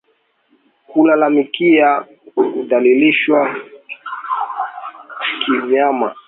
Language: Swahili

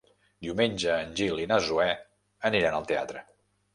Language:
Catalan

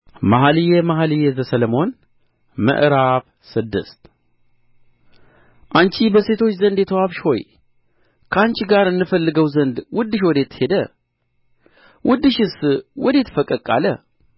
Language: Amharic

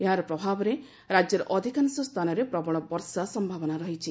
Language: Odia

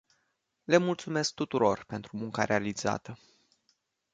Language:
Romanian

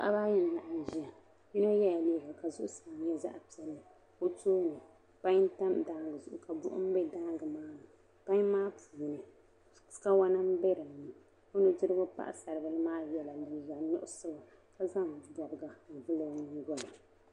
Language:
Dagbani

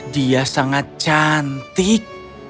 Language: Indonesian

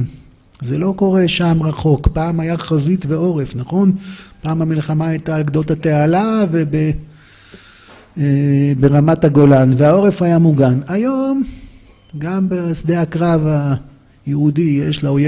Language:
Hebrew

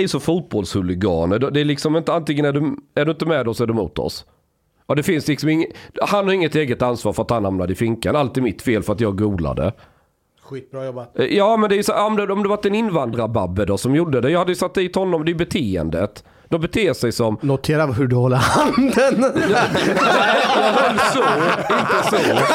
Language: Swedish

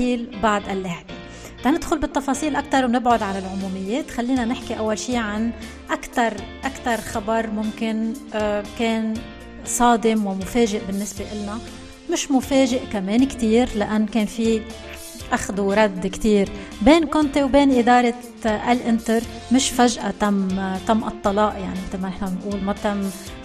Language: Arabic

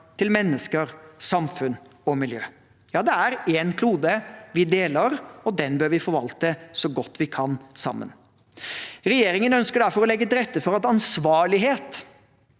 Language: Norwegian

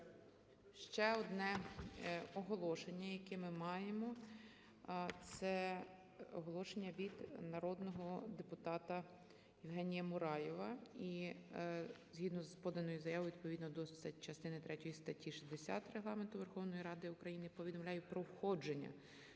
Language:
Ukrainian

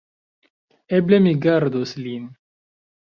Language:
Esperanto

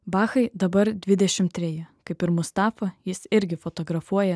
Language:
Lithuanian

